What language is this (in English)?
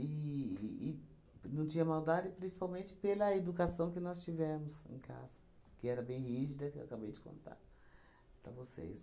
Portuguese